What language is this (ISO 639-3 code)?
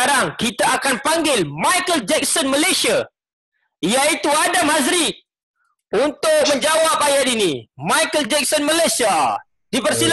msa